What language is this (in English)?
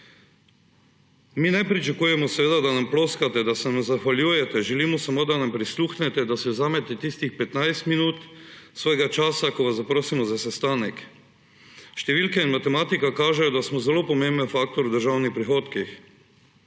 Slovenian